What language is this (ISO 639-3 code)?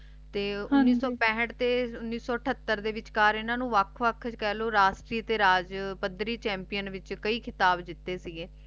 pan